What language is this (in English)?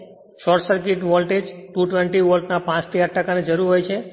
Gujarati